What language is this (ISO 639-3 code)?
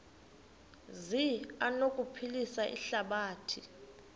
xho